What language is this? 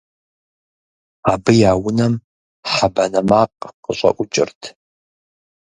Kabardian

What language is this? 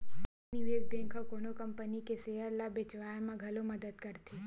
Chhattisgarhi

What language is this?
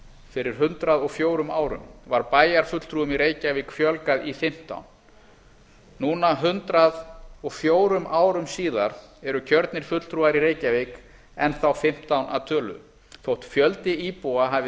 Icelandic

